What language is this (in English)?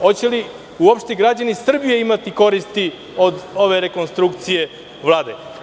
Serbian